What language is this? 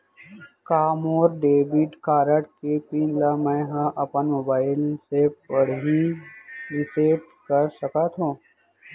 Chhattisgarhi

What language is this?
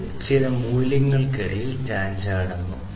Malayalam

